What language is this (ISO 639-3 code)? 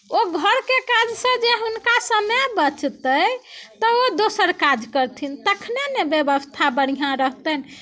mai